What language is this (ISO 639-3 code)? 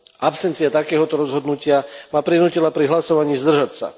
slk